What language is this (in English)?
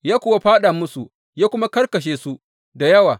Hausa